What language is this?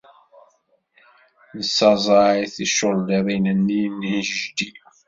Kabyle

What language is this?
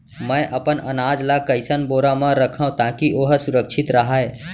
Chhattisgarhi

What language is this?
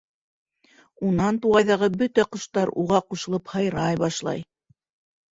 Bashkir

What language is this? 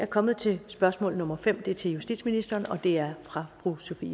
Danish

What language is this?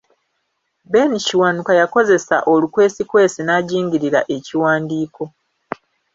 Ganda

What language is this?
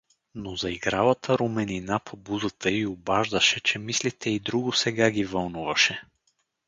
Bulgarian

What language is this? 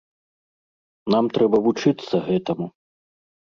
Belarusian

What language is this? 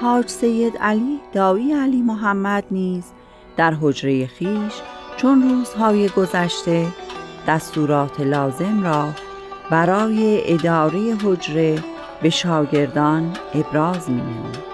Persian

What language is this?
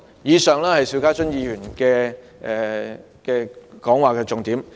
Cantonese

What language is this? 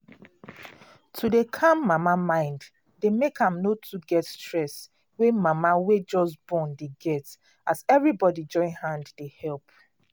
Nigerian Pidgin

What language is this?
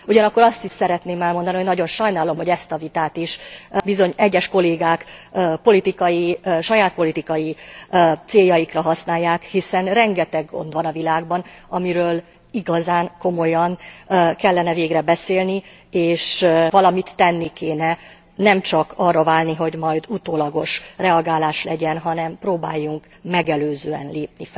Hungarian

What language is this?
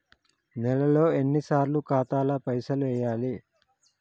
Telugu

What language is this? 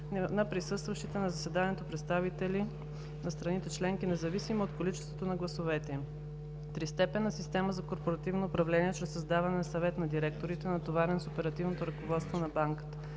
Bulgarian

